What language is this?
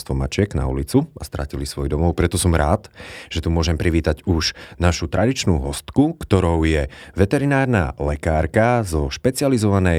Slovak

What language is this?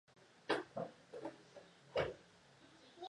Spanish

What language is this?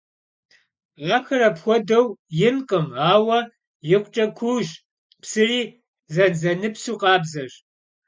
Kabardian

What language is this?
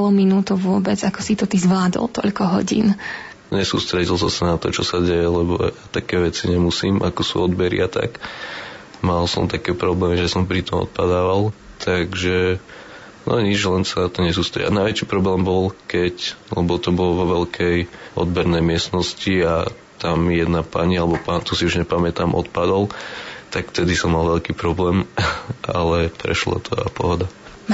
Slovak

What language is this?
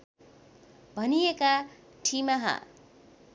Nepali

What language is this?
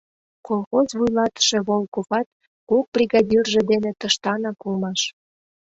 Mari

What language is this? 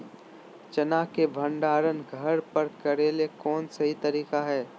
Magahi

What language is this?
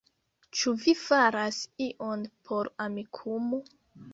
Esperanto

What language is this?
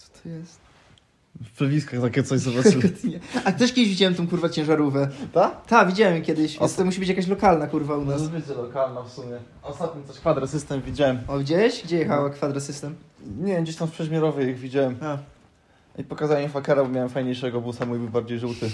Polish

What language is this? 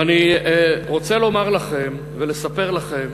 Hebrew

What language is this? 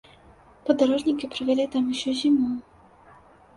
Belarusian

